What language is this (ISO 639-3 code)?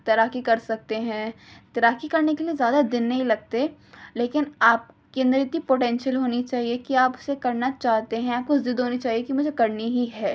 urd